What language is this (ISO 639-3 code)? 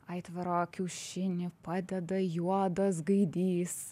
lit